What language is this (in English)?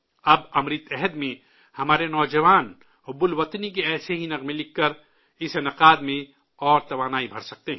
Urdu